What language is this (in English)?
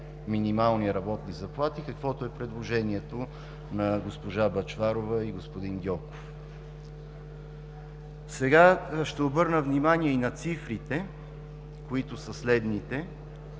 Bulgarian